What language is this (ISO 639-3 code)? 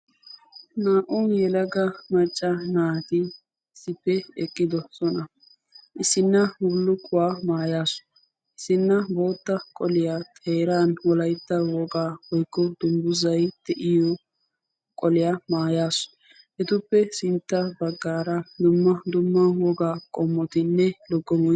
wal